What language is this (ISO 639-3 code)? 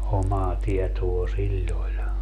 fin